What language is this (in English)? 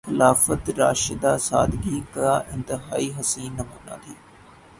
Urdu